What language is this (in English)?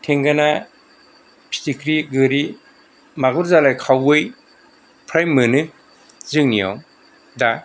Bodo